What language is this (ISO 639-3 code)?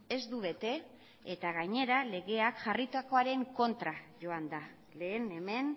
eus